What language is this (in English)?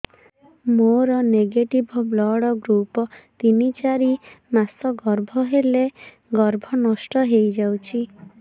Odia